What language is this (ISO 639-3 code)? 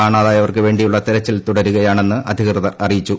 mal